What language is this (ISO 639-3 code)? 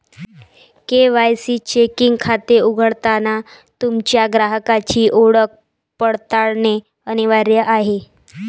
mar